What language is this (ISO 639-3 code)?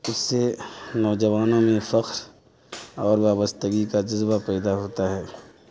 urd